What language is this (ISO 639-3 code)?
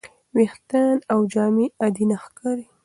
pus